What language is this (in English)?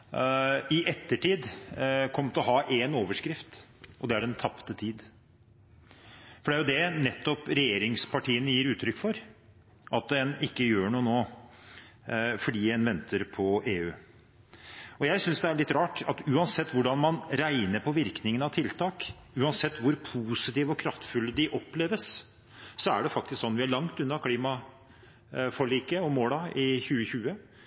Norwegian Bokmål